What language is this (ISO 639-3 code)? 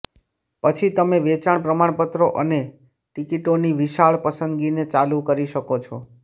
guj